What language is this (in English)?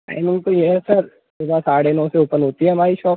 Hindi